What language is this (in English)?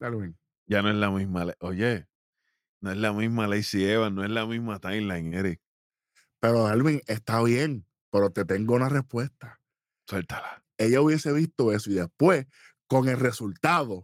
Spanish